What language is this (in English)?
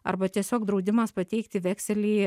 Lithuanian